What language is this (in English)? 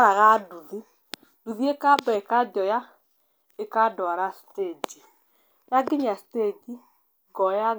Kikuyu